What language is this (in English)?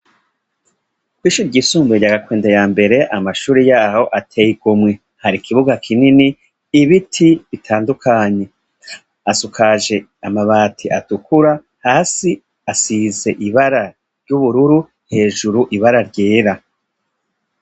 Rundi